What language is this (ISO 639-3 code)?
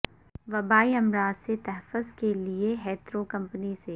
urd